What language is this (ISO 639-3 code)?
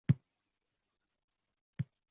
uzb